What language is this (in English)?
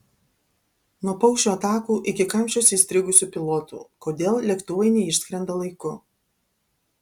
Lithuanian